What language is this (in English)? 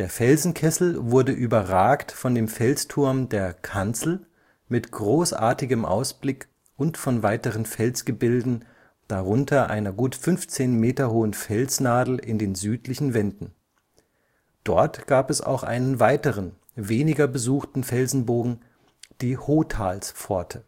German